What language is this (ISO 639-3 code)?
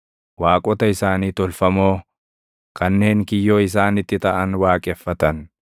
orm